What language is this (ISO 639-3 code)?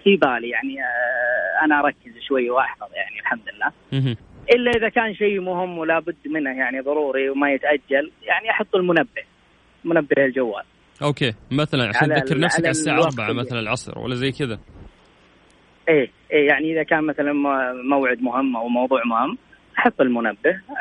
ara